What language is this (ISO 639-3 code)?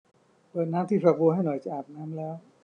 tha